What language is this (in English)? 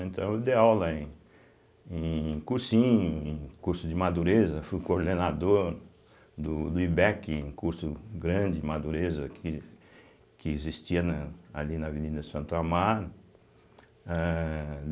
Portuguese